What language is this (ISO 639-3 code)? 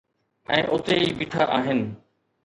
snd